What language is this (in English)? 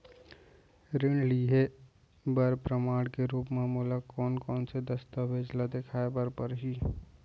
Chhattisgarhi